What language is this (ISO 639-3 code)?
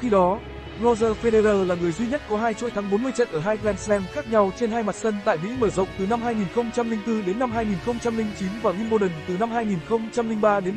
vie